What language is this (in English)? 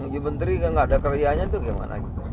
Indonesian